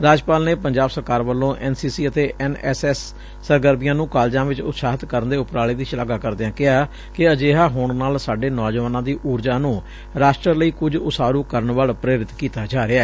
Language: Punjabi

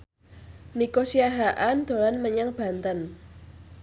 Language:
Javanese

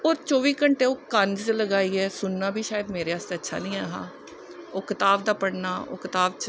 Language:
Dogri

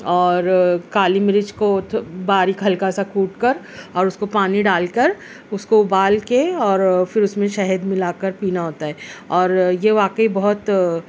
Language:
Urdu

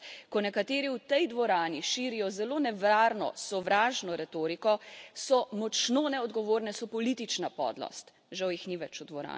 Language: Slovenian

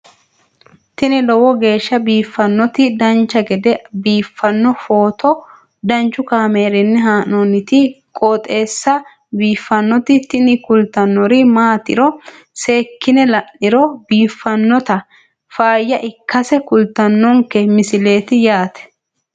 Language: Sidamo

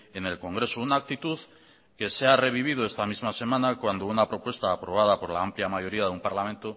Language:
Spanish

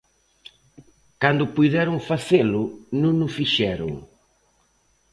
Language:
Galician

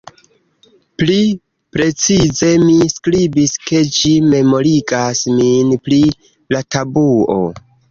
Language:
Esperanto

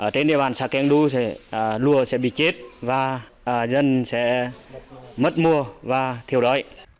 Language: Vietnamese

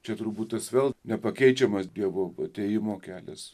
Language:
Lithuanian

